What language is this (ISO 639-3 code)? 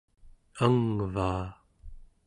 esu